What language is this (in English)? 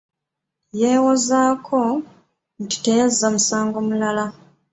Ganda